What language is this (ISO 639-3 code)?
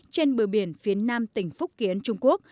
vie